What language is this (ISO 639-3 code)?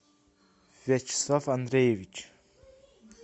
rus